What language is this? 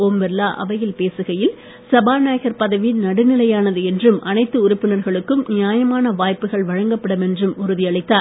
Tamil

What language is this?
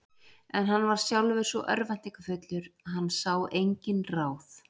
Icelandic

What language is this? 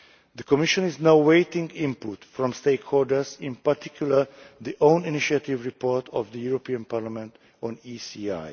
English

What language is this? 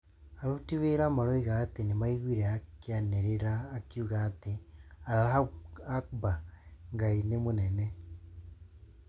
Kikuyu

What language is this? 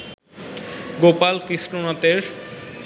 Bangla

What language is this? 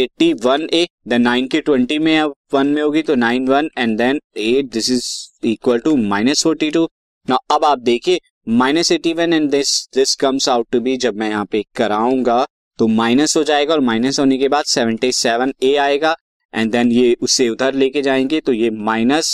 Hindi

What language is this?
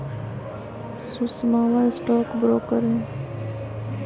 Magahi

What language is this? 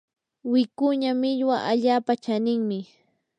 Yanahuanca Pasco Quechua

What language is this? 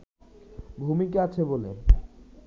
Bangla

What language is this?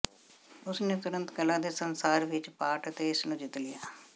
Punjabi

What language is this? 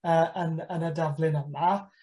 Welsh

